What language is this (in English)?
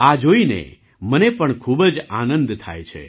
Gujarati